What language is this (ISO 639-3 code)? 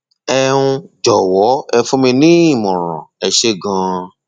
yor